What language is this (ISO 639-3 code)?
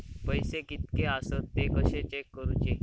mar